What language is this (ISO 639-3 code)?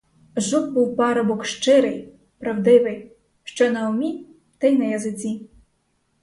ukr